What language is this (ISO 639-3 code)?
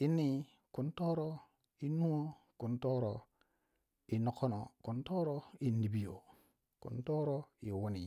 wja